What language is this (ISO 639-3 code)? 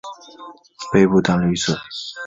zho